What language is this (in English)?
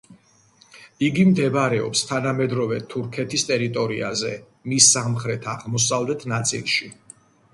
Georgian